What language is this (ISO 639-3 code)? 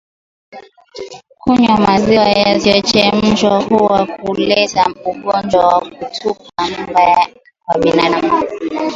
swa